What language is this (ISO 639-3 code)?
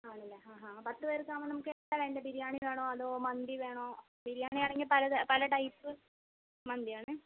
mal